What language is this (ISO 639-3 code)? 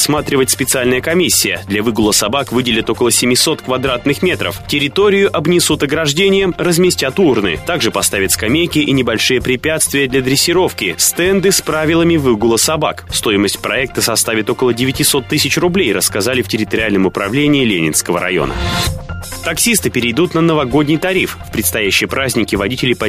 rus